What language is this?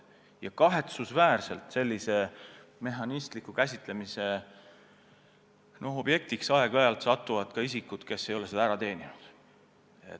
Estonian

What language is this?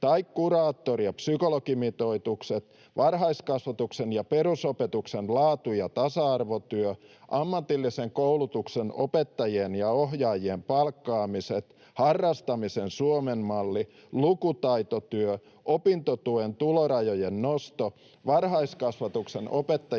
Finnish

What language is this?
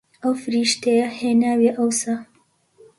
Central Kurdish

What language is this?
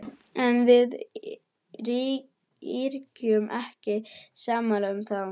Icelandic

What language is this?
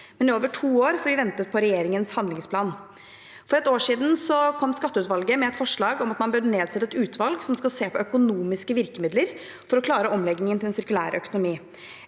Norwegian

